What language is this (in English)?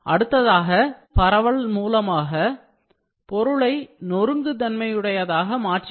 Tamil